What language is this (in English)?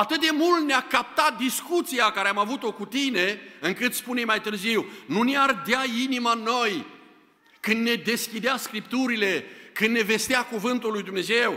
Romanian